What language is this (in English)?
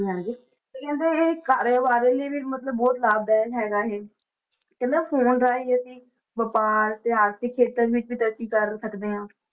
Punjabi